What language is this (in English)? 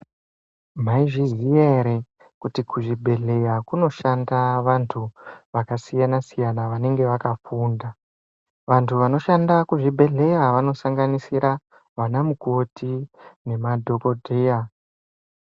Ndau